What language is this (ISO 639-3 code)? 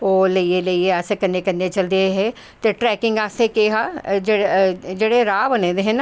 doi